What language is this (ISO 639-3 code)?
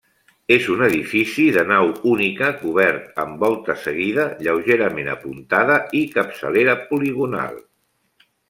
cat